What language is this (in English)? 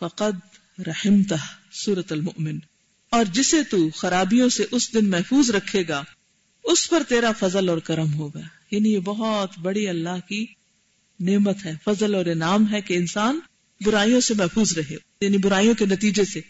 Urdu